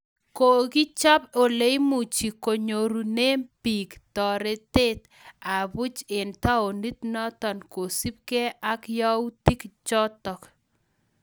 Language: Kalenjin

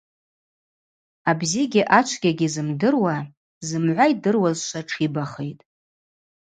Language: Abaza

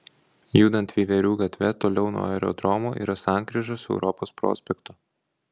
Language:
Lithuanian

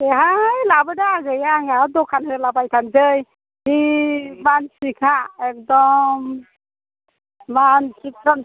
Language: Bodo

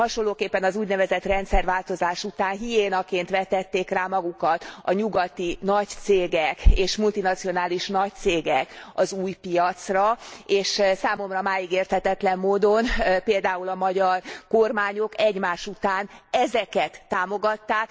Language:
Hungarian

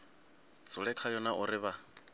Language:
Venda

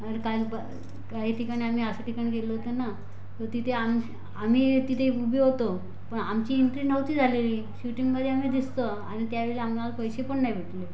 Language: Marathi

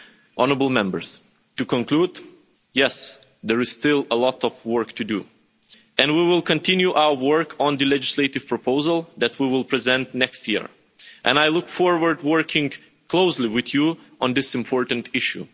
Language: English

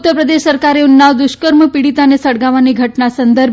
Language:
Gujarati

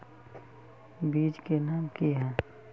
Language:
Magahi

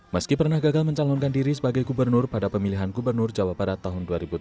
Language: Indonesian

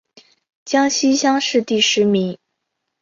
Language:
Chinese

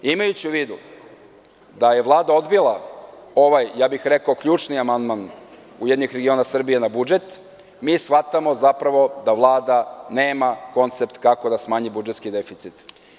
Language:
Serbian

